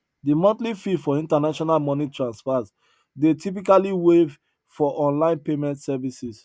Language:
Nigerian Pidgin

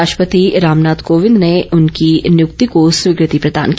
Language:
Hindi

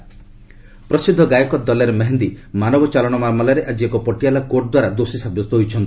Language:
Odia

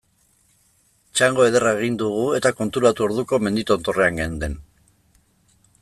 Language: Basque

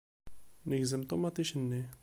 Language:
Kabyle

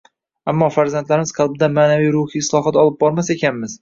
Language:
Uzbek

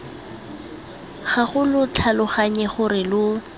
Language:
Tswana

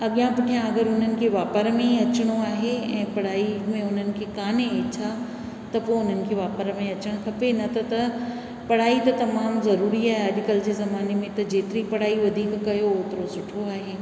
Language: Sindhi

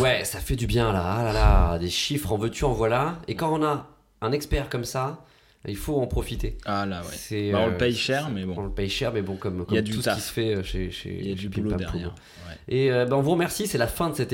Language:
French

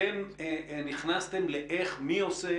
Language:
Hebrew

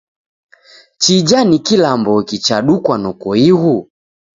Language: Taita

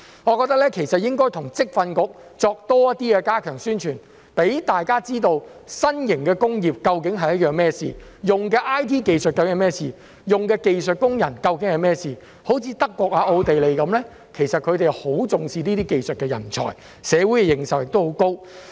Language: Cantonese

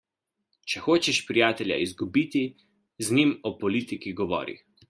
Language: Slovenian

